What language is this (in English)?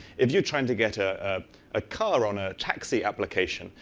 English